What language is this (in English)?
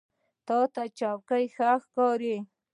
Pashto